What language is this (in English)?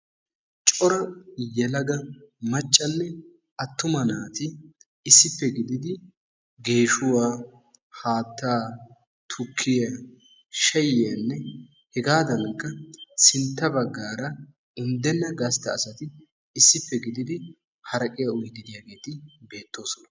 Wolaytta